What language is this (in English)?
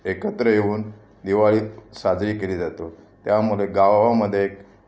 Marathi